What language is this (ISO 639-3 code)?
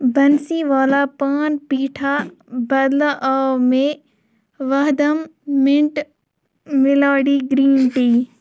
kas